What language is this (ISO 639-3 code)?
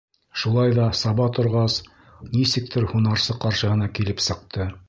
bak